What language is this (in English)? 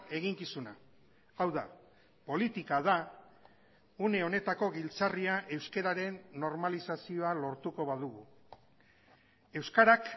Basque